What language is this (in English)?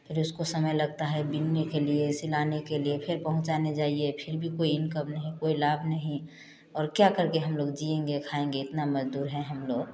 Hindi